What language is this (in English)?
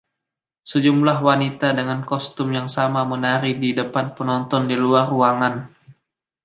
Indonesian